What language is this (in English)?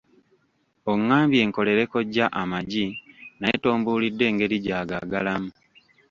Ganda